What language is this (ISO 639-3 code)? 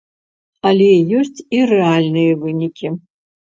bel